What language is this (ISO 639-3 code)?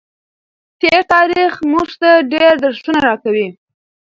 pus